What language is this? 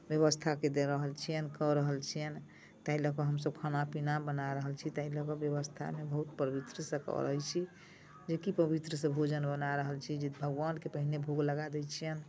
Maithili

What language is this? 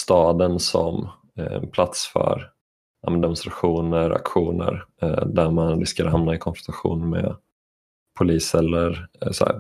Swedish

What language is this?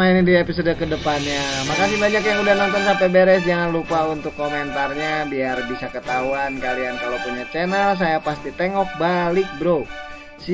Indonesian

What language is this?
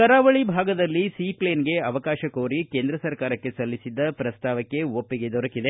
Kannada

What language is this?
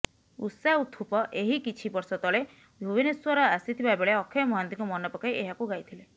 Odia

